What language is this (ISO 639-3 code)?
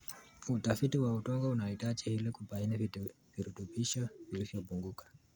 kln